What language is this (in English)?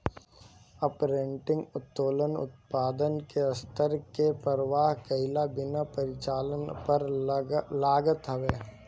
Bhojpuri